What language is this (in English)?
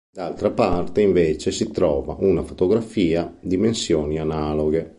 Italian